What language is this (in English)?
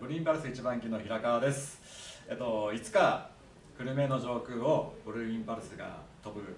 Japanese